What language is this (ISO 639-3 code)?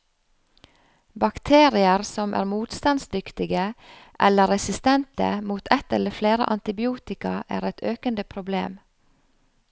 nor